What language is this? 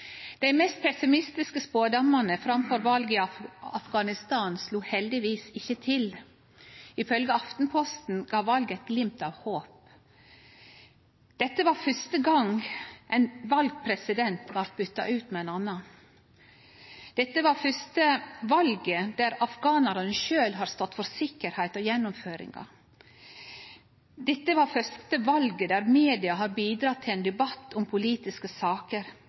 Norwegian Nynorsk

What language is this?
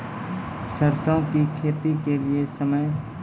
Maithili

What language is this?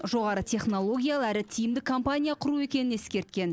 Kazakh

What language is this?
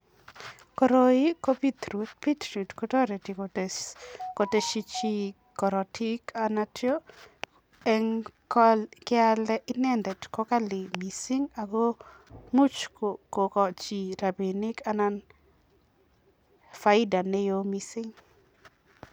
Kalenjin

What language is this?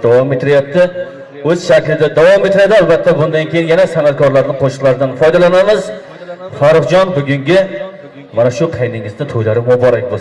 Turkish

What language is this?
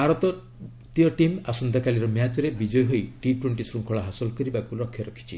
Odia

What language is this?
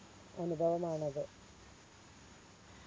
Malayalam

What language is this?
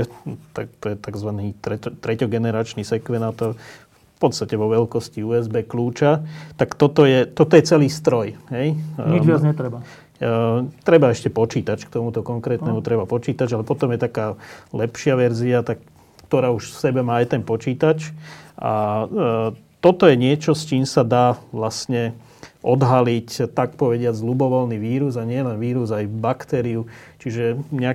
Slovak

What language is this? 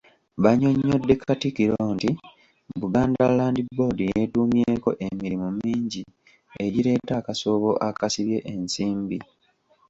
Ganda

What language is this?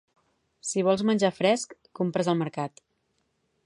Catalan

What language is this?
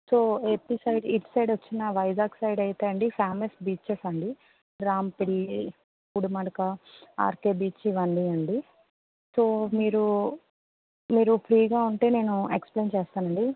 Telugu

